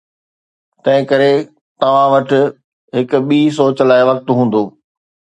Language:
Sindhi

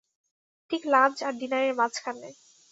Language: Bangla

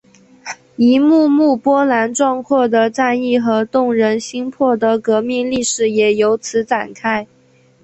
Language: Chinese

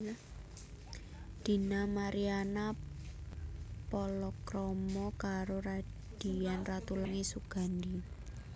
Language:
Javanese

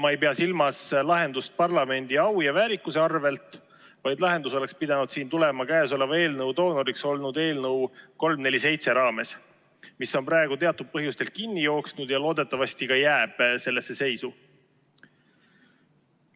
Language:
Estonian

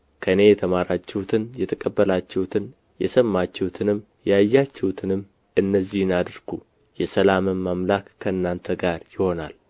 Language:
Amharic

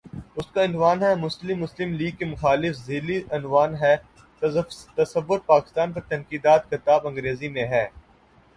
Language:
Urdu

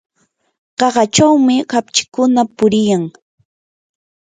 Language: Yanahuanca Pasco Quechua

